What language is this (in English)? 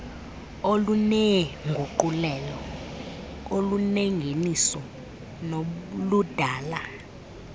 Xhosa